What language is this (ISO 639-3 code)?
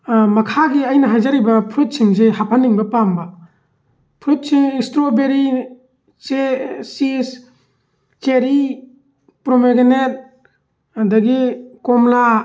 mni